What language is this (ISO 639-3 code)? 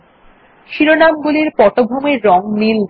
ben